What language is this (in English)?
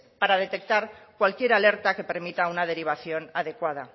Spanish